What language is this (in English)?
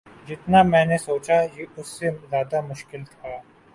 Urdu